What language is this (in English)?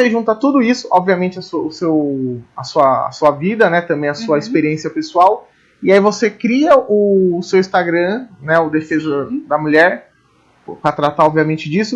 Portuguese